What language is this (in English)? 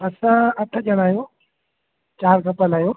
Sindhi